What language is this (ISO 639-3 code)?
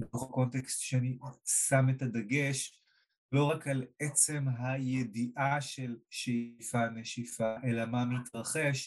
heb